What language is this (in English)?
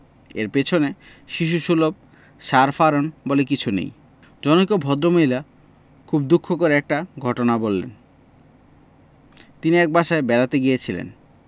Bangla